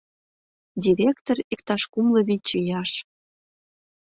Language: Mari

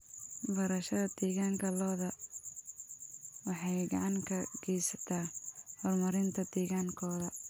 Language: Somali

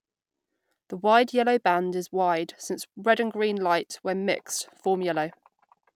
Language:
English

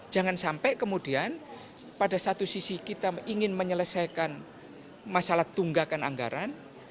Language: Indonesian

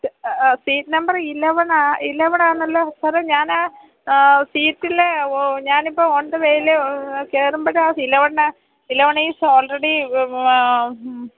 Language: Malayalam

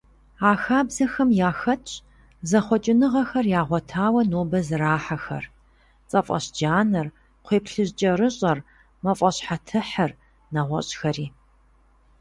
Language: Kabardian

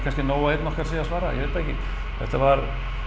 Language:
Icelandic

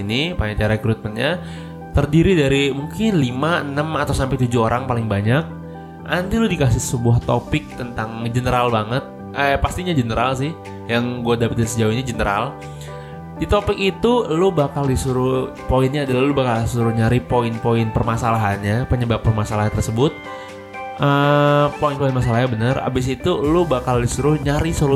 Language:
Indonesian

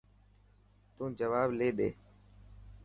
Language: Dhatki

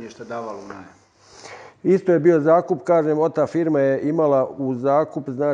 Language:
Croatian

